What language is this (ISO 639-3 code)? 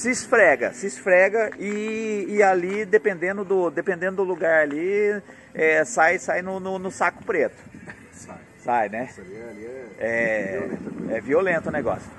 por